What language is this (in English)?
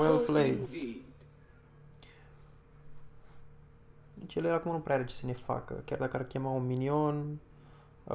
Romanian